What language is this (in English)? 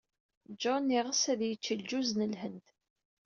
Kabyle